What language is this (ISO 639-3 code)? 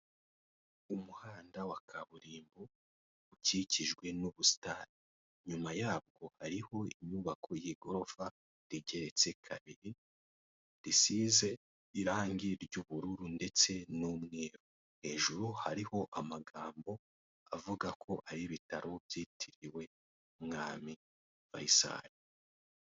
kin